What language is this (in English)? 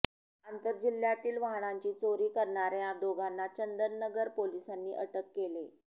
Marathi